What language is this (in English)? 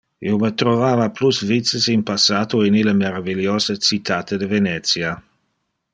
Interlingua